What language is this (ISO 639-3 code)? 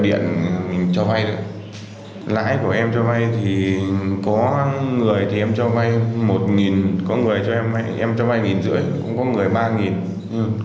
vie